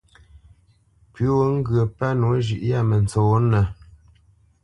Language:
Bamenyam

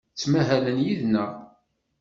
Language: Kabyle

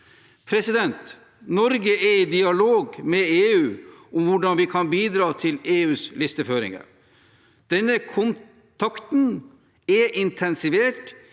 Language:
Norwegian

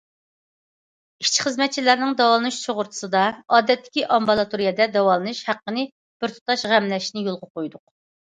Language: Uyghur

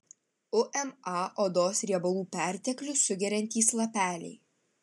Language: Lithuanian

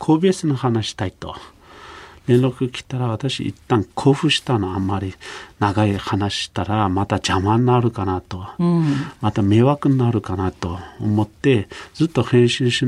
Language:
Japanese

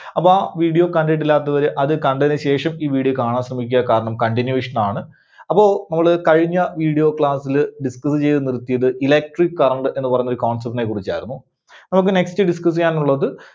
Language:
Malayalam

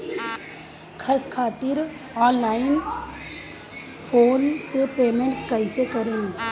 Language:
Bhojpuri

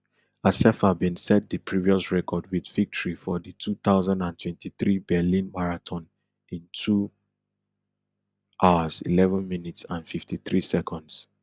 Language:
Nigerian Pidgin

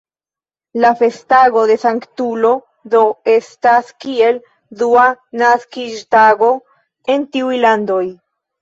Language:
Esperanto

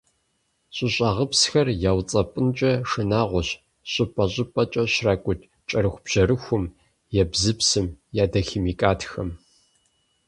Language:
Kabardian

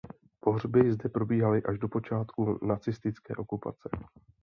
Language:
Czech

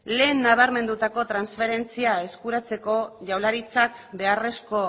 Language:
Basque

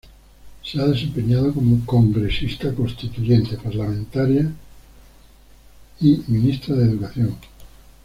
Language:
Spanish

